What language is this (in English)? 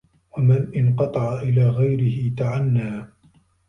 Arabic